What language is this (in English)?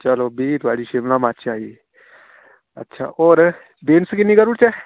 Dogri